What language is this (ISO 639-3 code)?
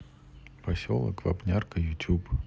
rus